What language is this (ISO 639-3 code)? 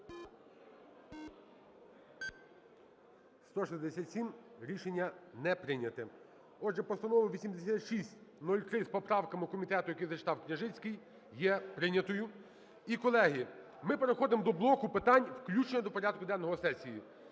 ukr